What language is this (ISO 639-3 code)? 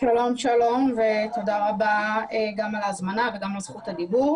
heb